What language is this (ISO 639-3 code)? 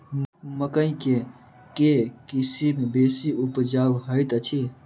mai